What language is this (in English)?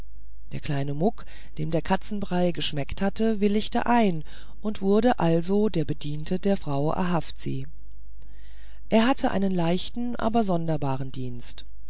German